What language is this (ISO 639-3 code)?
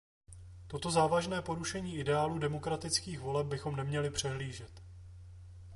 ces